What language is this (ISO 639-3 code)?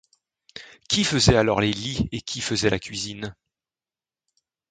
fra